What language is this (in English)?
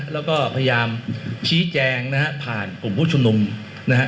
Thai